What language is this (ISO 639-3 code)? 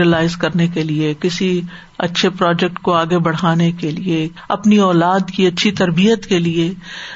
urd